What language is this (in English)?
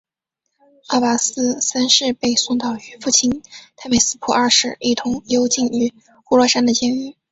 Chinese